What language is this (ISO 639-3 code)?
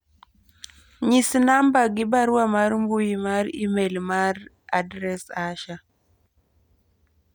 luo